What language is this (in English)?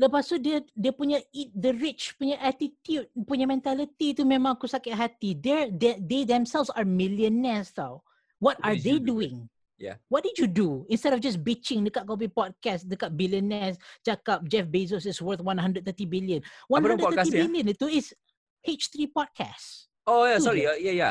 Malay